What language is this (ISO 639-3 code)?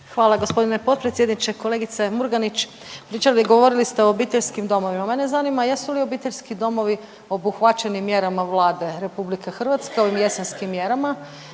hrv